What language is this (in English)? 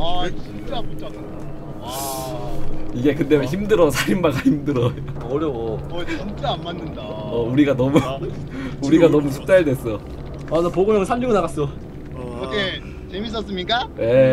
Korean